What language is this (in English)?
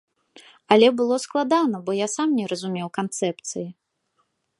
Belarusian